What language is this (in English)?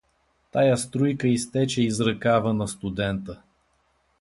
Bulgarian